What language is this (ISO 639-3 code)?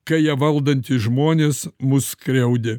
lit